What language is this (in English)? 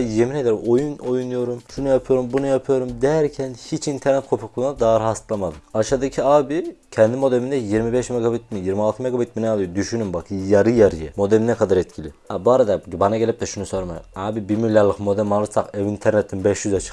Turkish